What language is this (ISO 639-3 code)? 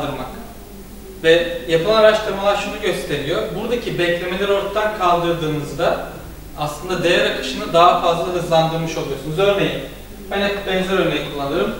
tur